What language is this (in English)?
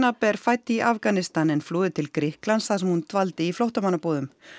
Icelandic